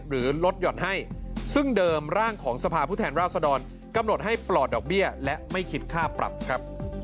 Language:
Thai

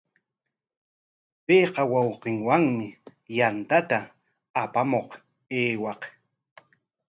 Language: Corongo Ancash Quechua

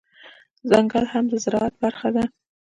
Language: Pashto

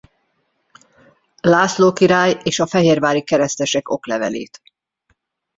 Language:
Hungarian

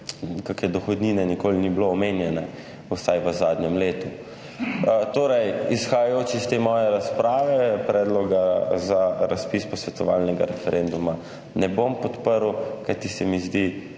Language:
Slovenian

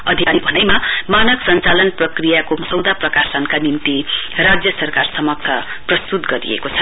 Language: Nepali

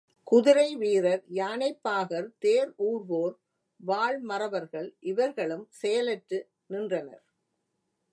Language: Tamil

